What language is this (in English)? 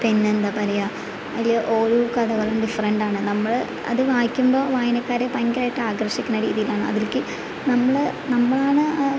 Malayalam